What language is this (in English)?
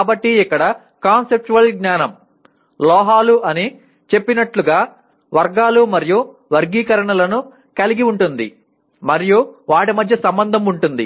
Telugu